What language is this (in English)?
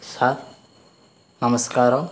Telugu